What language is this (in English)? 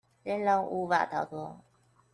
Chinese